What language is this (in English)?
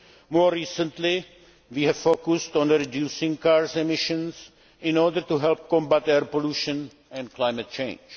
English